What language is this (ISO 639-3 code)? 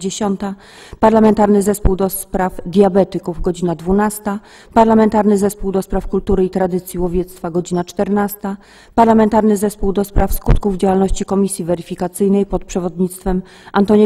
pol